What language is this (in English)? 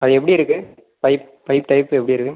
Tamil